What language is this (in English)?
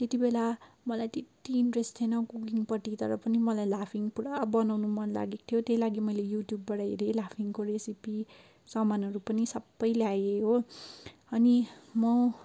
Nepali